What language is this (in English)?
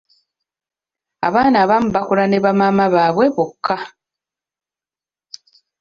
Ganda